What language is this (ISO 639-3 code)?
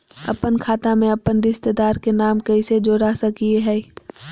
mag